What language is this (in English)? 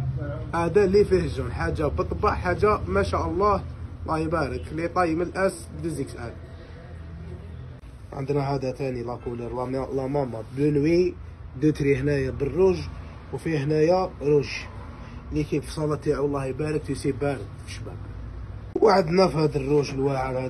Arabic